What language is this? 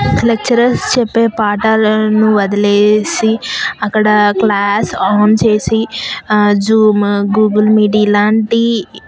Telugu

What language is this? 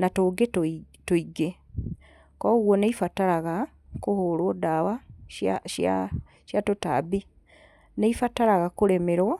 Kikuyu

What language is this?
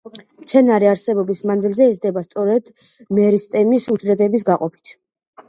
Georgian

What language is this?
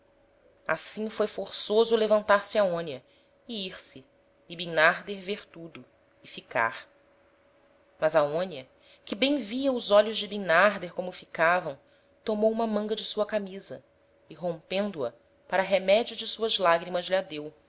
Portuguese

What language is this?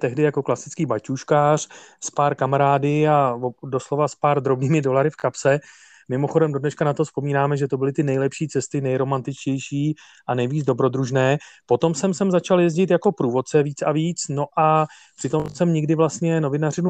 Czech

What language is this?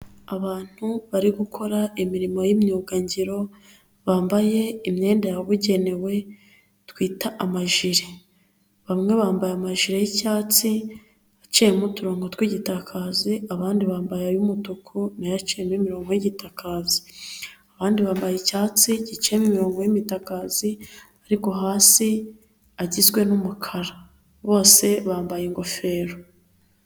Kinyarwanda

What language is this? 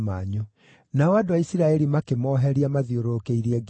Kikuyu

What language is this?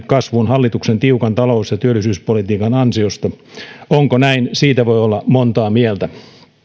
Finnish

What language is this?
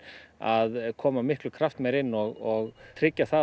Icelandic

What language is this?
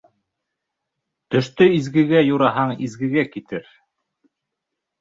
Bashkir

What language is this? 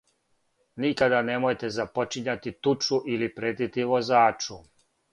Serbian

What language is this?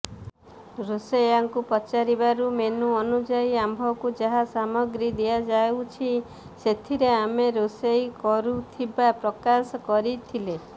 Odia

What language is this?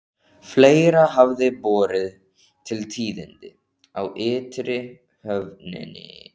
Icelandic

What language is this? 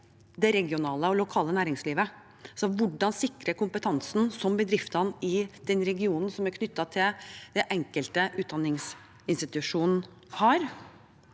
Norwegian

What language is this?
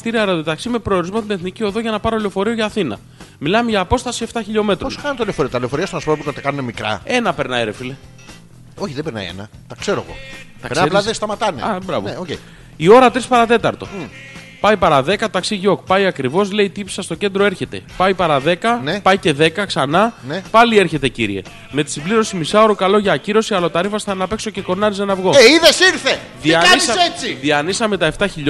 Greek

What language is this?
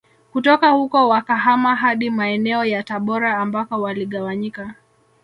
Swahili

